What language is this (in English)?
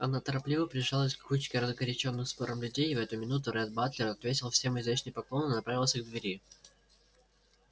Russian